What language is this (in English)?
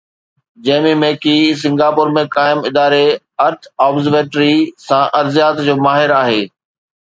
Sindhi